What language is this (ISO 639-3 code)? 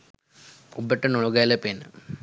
sin